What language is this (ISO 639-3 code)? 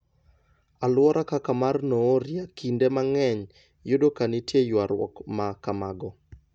luo